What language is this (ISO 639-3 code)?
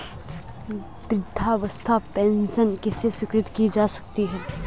hin